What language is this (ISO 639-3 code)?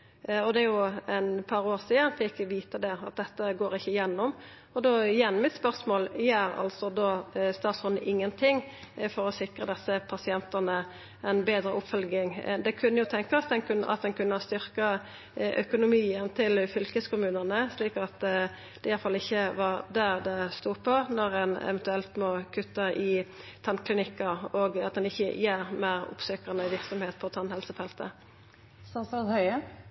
nno